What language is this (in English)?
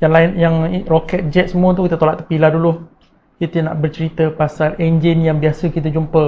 Malay